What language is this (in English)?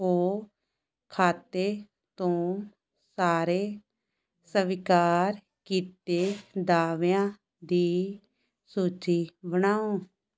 Punjabi